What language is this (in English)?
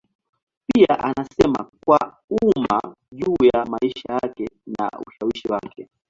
Swahili